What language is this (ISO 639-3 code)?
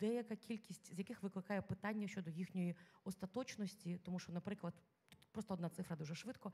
ukr